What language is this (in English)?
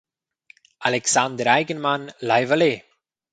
Romansh